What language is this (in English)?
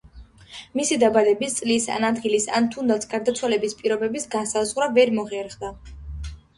Georgian